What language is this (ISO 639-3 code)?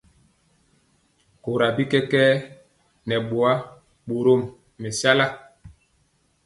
mcx